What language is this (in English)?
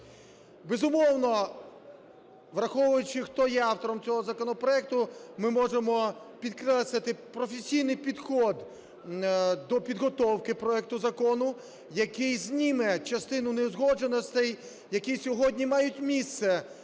Ukrainian